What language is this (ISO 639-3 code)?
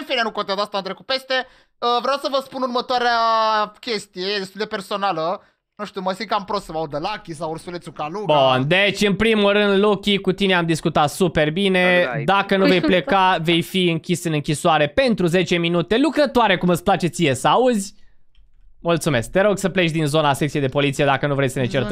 ron